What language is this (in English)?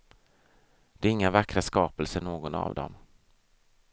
Swedish